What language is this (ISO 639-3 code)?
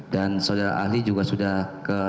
ind